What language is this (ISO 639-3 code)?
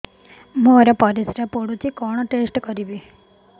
ori